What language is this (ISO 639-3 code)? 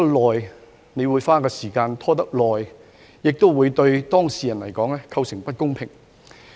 yue